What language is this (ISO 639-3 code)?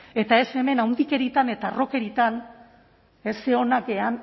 eus